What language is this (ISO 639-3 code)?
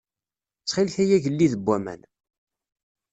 kab